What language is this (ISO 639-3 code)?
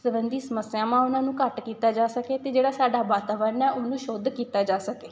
pan